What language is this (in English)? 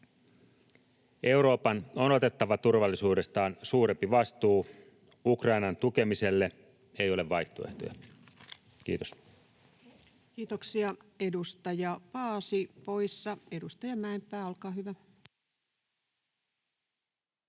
Finnish